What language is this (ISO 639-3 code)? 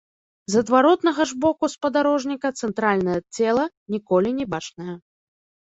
bel